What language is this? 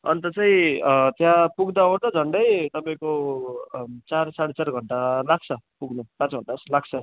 Nepali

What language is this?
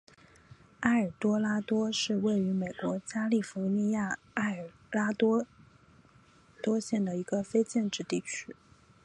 Chinese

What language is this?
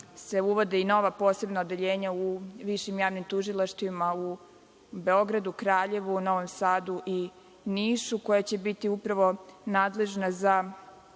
Serbian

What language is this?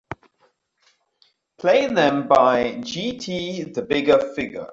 English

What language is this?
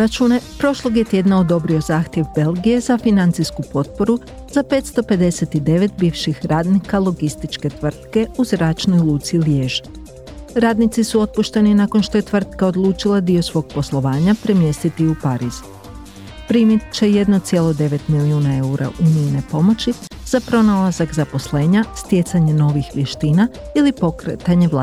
Croatian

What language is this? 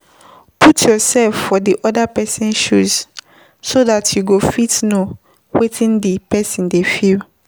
Nigerian Pidgin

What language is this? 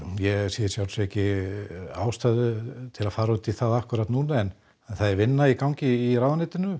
Icelandic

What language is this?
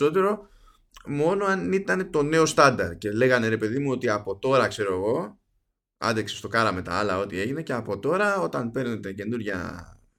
Greek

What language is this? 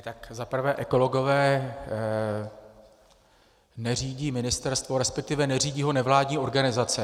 Czech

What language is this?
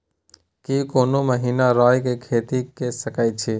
Maithili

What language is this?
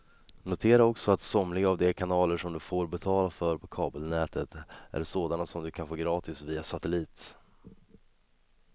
Swedish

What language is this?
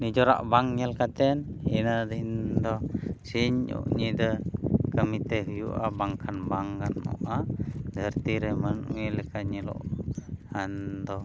Santali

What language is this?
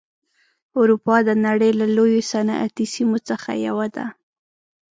Pashto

